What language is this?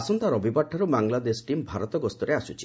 Odia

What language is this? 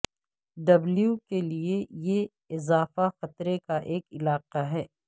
Urdu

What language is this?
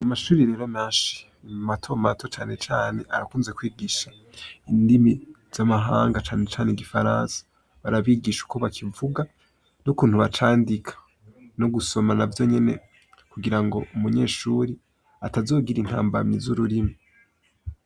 Rundi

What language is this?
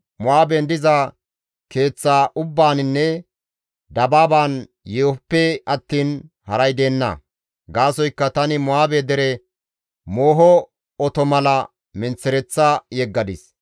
Gamo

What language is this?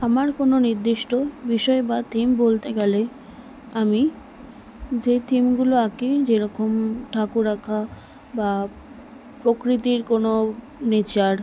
Bangla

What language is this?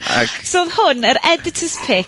Welsh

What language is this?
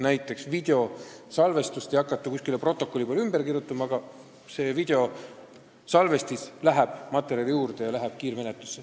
Estonian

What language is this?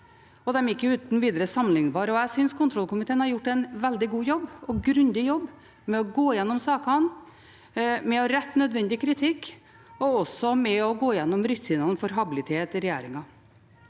Norwegian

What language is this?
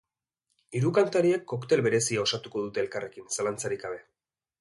Basque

